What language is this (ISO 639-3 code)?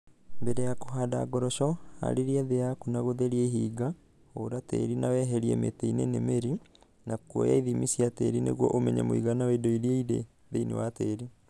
kik